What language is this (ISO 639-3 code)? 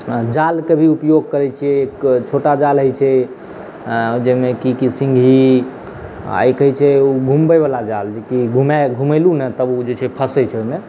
mai